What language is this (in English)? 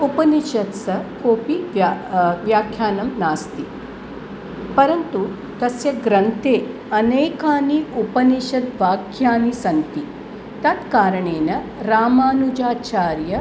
Sanskrit